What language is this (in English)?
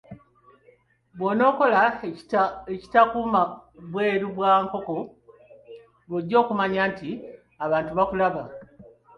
Ganda